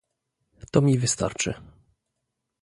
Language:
Polish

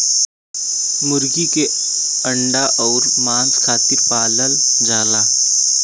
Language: Bhojpuri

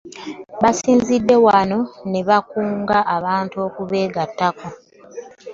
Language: Ganda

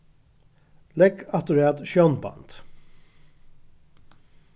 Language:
Faroese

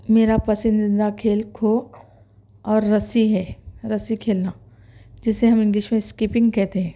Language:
Urdu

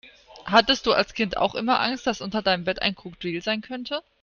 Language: German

